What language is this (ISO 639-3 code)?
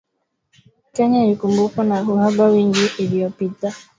swa